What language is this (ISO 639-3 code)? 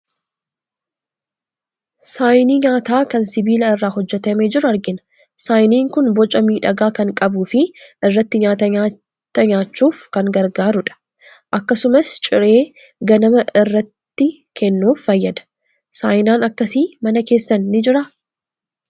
orm